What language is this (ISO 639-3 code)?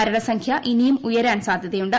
mal